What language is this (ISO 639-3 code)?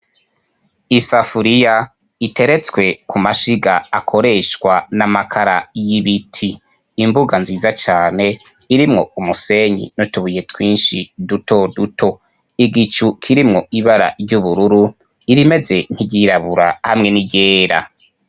run